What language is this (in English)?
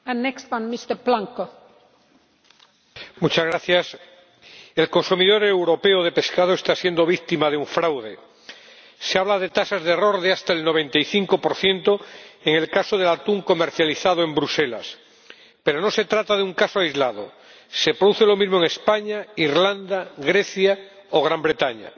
Spanish